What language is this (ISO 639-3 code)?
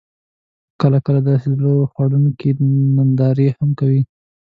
pus